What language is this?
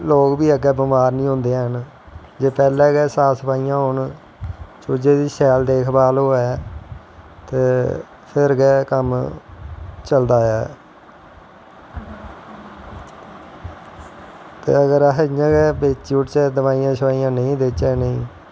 Dogri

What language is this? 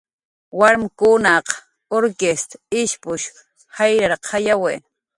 Jaqaru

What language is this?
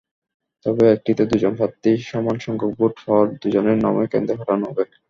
Bangla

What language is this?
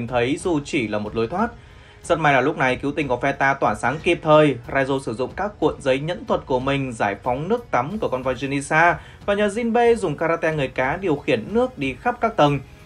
Vietnamese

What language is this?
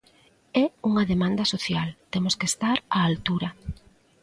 Galician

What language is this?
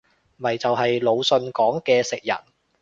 Cantonese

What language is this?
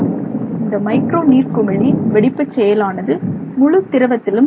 Tamil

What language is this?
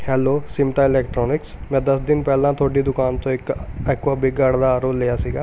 Punjabi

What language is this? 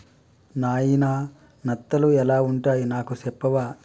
Telugu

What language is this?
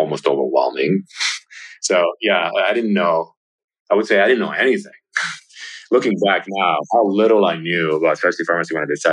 English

